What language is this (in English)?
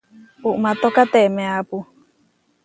Huarijio